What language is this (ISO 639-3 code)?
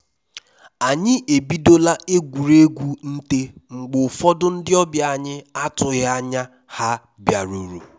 ibo